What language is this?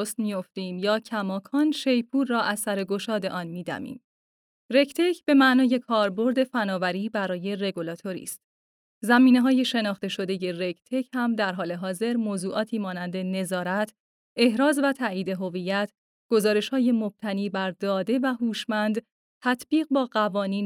Persian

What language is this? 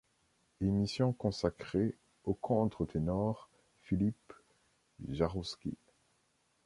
French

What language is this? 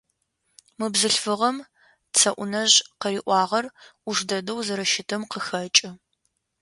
Adyghe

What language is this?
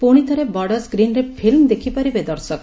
Odia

